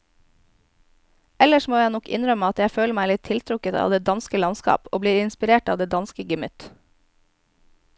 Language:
Norwegian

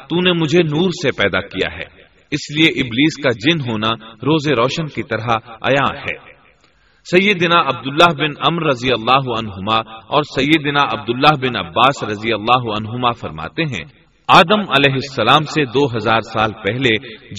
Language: Urdu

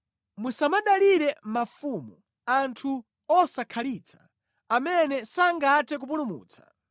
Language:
Nyanja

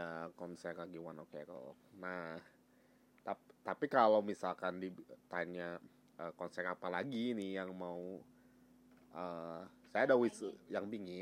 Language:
Indonesian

